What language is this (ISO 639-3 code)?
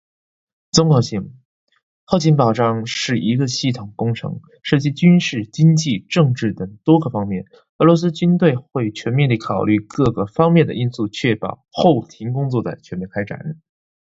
zho